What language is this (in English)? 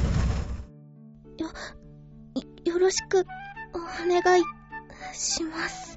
Japanese